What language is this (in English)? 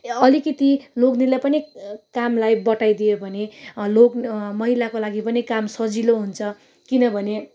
Nepali